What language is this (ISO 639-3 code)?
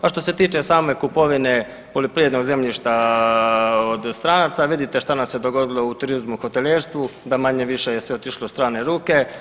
hrv